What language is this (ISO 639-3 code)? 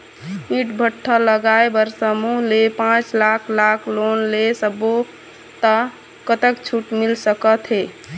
hne